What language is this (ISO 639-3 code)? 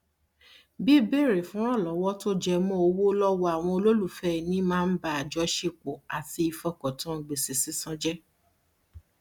yor